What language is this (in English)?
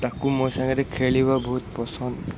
Odia